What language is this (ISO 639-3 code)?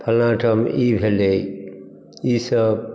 mai